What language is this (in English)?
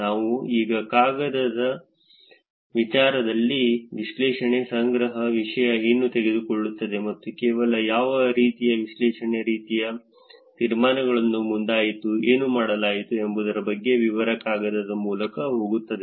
Kannada